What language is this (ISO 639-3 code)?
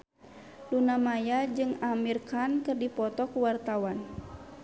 sun